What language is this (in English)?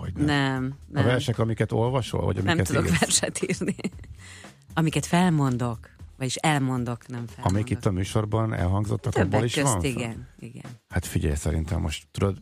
Hungarian